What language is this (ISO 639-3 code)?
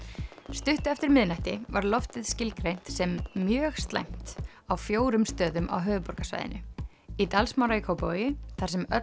isl